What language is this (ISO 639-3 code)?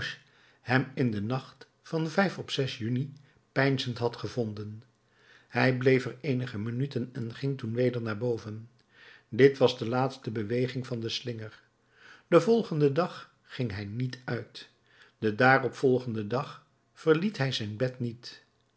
nld